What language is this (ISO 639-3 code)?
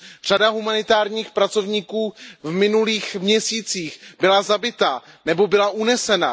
ces